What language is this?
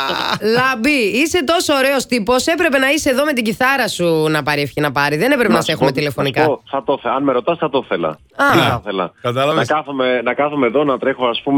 Greek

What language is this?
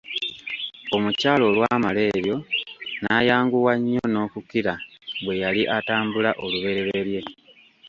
Ganda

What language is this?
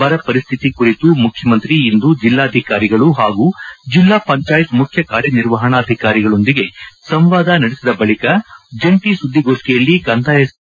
Kannada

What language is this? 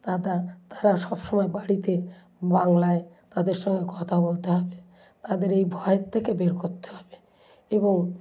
Bangla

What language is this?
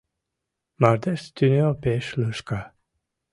Mari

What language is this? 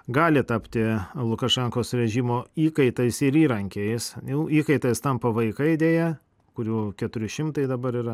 Lithuanian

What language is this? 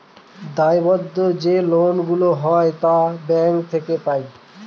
Bangla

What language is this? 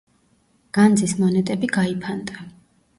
Georgian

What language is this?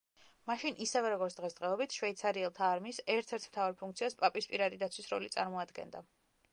Georgian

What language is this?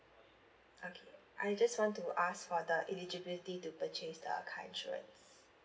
English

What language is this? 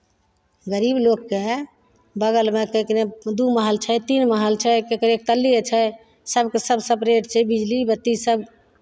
Maithili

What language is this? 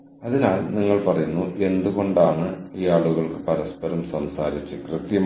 Malayalam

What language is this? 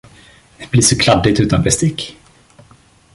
Swedish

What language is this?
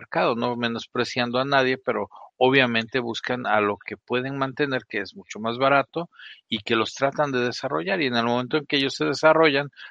Spanish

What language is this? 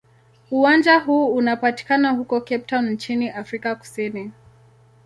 Swahili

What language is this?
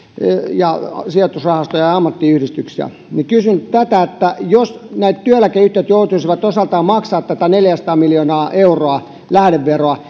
Finnish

